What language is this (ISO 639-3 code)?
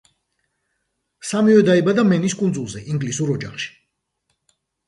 kat